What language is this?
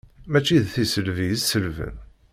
Kabyle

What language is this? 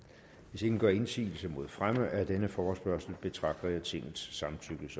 Danish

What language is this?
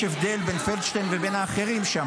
Hebrew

